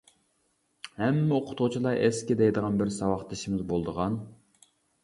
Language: Uyghur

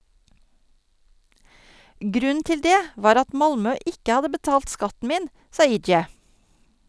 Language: Norwegian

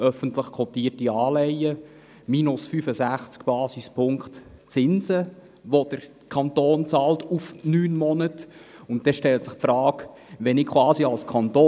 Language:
Swiss German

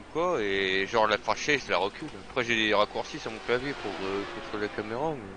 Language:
French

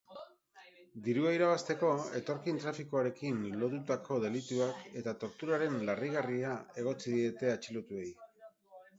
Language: Basque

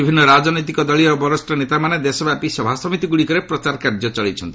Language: Odia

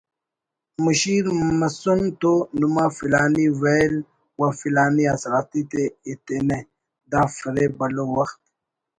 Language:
Brahui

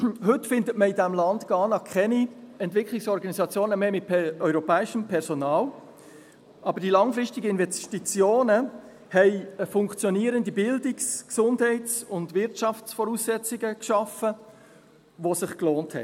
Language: Swiss German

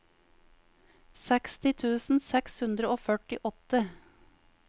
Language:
Norwegian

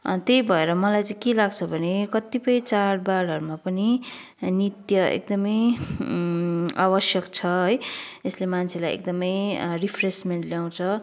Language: Nepali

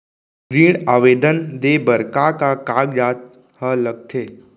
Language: Chhattisgarhi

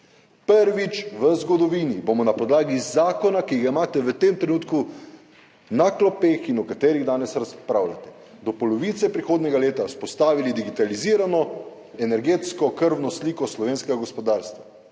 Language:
Slovenian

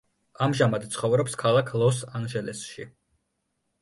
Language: Georgian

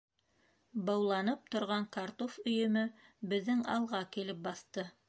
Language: Bashkir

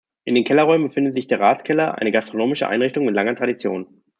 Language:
German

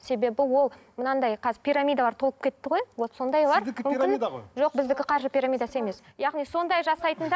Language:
Kazakh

